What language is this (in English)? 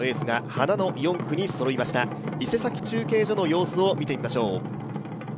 Japanese